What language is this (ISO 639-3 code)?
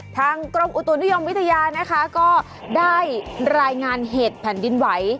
tha